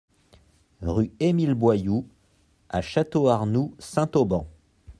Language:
French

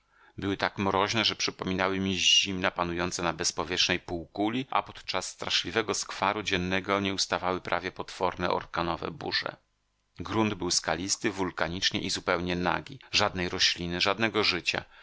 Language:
Polish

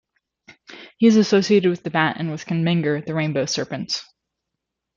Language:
English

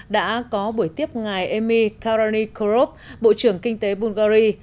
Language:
Vietnamese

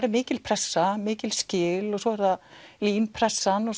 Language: Icelandic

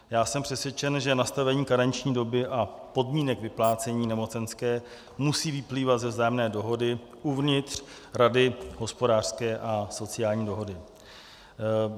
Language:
Czech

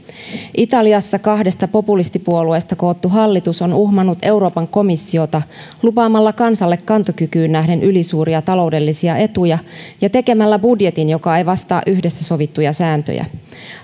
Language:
Finnish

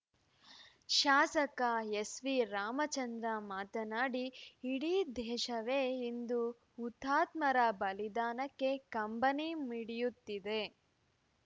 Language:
Kannada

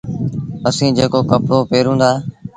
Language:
Sindhi Bhil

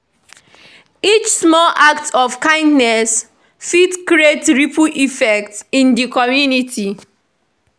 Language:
Nigerian Pidgin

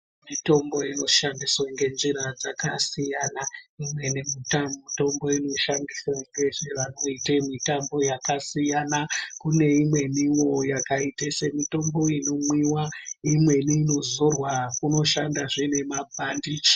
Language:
Ndau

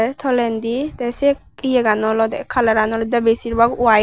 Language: Chakma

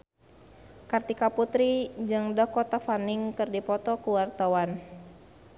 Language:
Sundanese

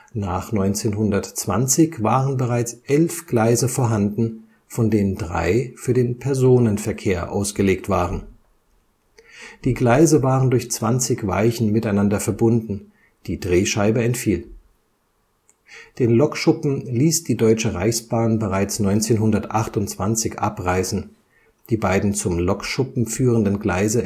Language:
German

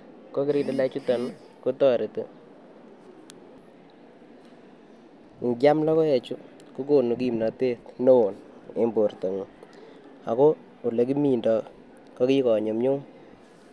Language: Kalenjin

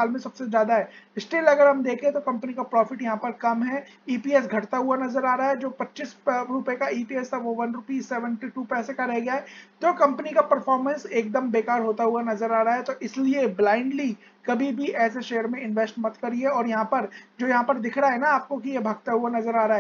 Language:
Hindi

